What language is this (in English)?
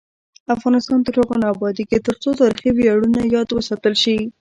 Pashto